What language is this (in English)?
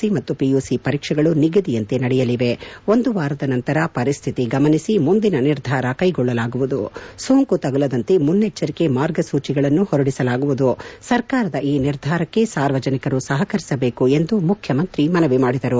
Kannada